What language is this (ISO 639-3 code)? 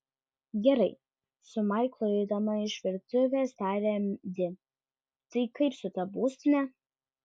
lit